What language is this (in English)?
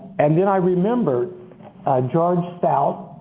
English